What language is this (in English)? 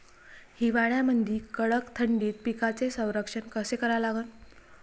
Marathi